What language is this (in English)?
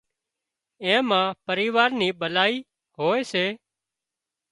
Wadiyara Koli